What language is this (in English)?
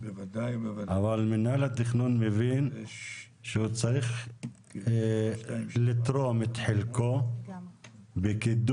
Hebrew